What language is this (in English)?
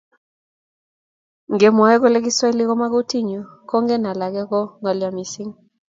Kalenjin